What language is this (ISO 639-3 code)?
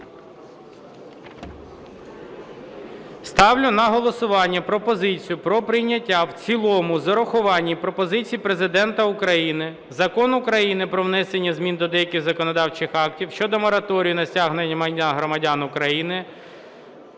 ukr